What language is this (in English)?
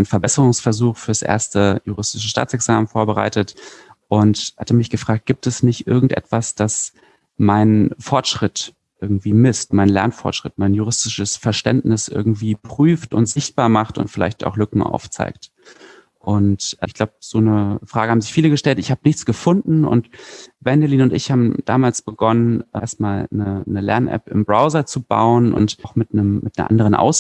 German